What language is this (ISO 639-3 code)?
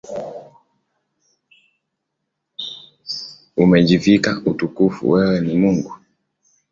swa